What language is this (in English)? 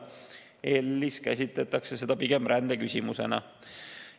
Estonian